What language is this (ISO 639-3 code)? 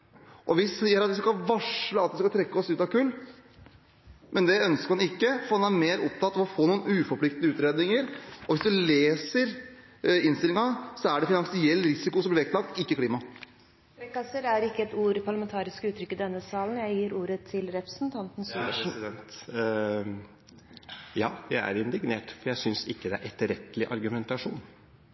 nob